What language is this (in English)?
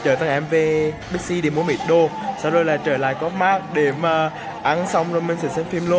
Vietnamese